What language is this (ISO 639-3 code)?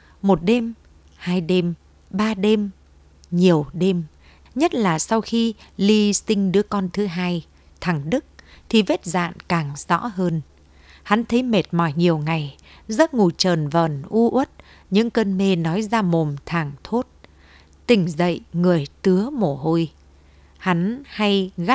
vie